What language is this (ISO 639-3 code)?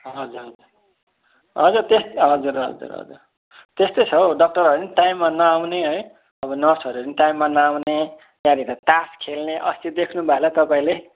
nep